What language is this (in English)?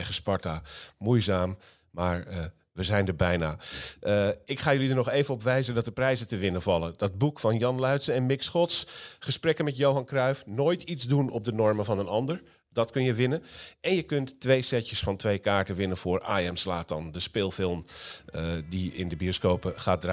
Dutch